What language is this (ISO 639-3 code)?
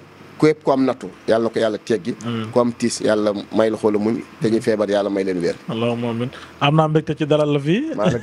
ara